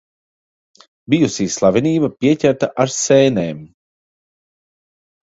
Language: Latvian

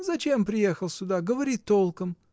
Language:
Russian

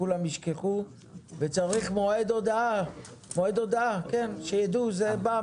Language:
Hebrew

